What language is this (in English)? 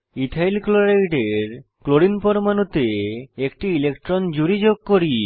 Bangla